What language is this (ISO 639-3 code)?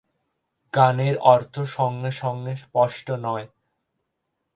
ben